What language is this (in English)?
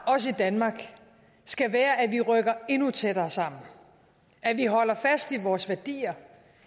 Danish